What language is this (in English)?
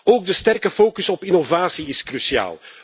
Dutch